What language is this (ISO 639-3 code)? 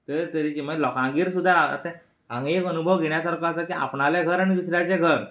kok